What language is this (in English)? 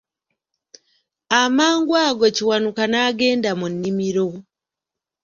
Ganda